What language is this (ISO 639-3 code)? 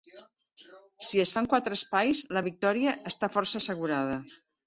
cat